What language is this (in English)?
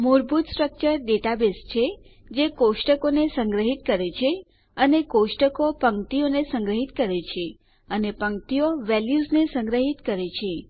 Gujarati